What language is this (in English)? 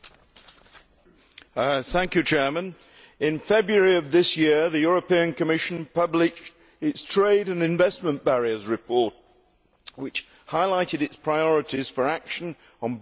English